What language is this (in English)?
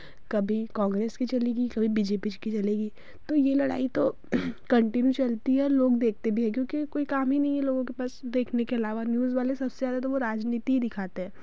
Hindi